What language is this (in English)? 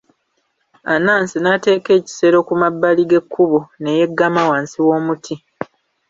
Ganda